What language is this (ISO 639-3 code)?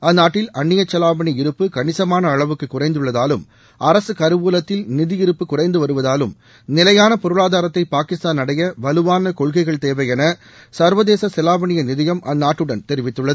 tam